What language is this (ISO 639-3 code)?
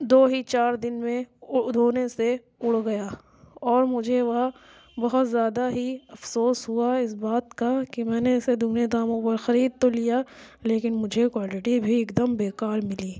urd